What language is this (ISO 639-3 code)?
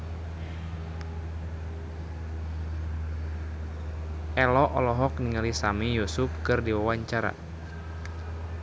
sun